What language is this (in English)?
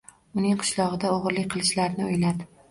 Uzbek